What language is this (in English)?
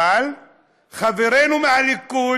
Hebrew